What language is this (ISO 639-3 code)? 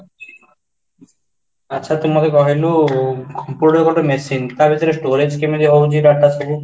ori